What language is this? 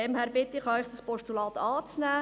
Swiss German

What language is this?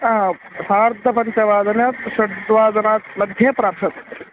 Sanskrit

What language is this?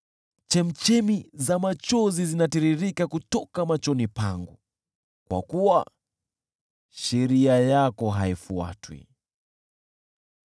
Swahili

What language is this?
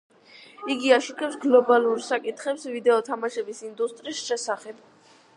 Georgian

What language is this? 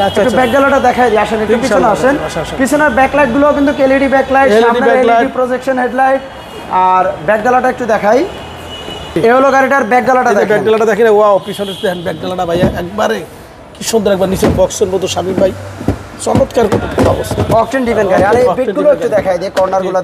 Turkish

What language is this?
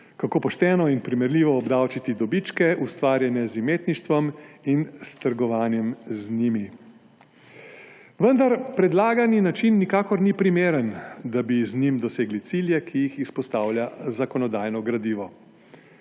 Slovenian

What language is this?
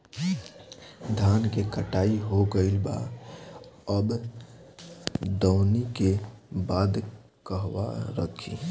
Bhojpuri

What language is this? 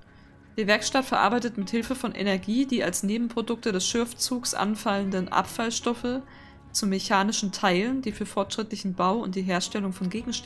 German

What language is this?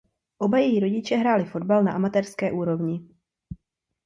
Czech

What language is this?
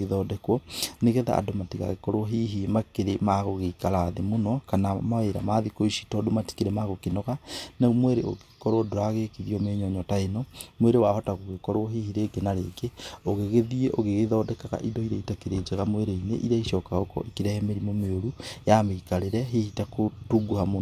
Kikuyu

